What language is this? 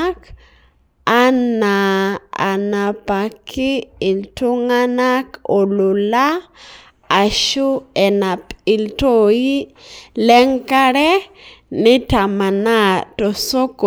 Masai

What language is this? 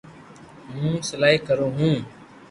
Loarki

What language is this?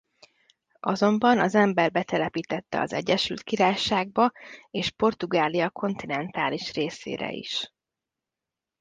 Hungarian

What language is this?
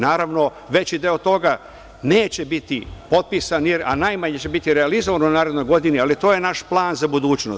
Serbian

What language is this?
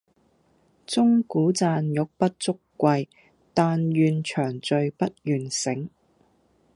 Cantonese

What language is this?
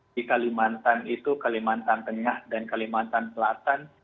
Indonesian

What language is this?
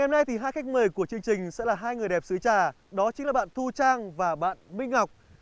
Vietnamese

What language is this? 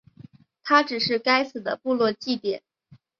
Chinese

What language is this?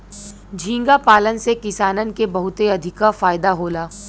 Bhojpuri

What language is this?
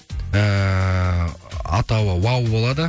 Kazakh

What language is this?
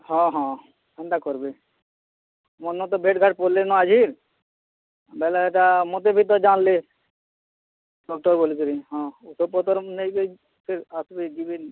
Odia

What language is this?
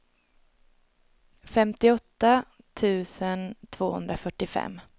Swedish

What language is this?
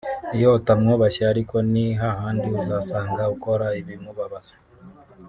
Kinyarwanda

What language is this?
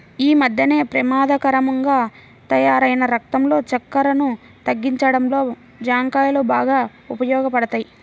Telugu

